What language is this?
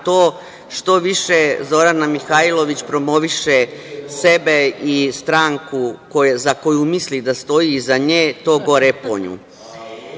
Serbian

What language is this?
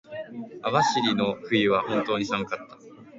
Japanese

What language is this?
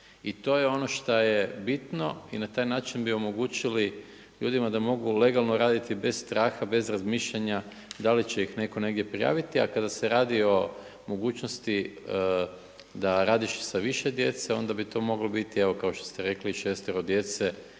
Croatian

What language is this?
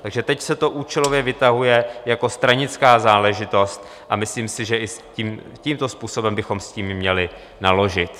Czech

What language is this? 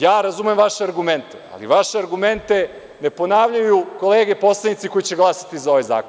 Serbian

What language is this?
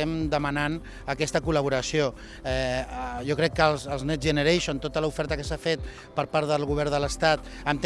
Catalan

